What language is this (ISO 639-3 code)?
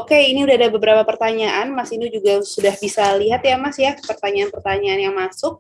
ind